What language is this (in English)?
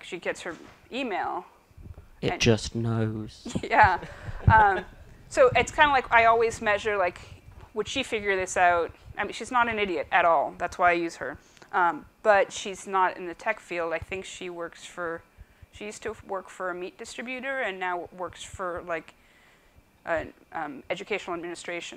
English